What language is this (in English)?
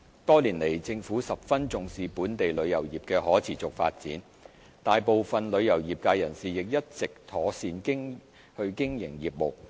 Cantonese